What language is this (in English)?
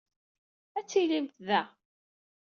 Kabyle